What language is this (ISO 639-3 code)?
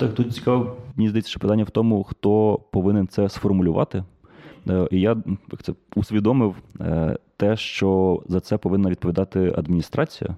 ukr